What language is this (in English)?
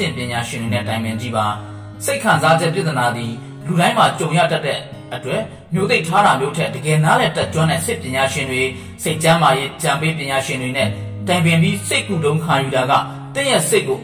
Korean